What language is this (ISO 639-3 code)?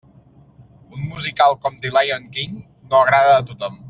cat